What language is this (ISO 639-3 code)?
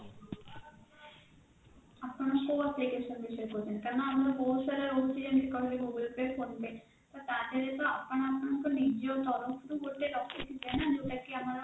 ori